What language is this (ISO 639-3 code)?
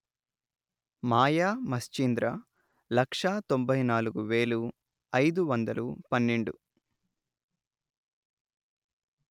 tel